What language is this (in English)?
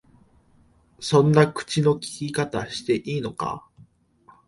Japanese